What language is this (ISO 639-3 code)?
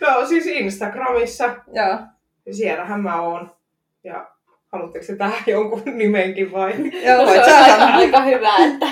fin